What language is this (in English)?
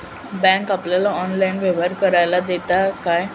Marathi